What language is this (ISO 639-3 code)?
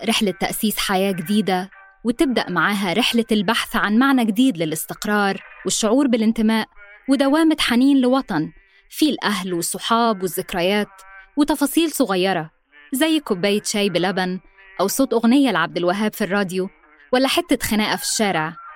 ara